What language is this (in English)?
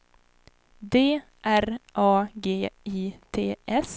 Swedish